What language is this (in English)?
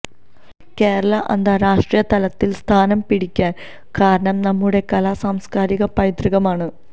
Malayalam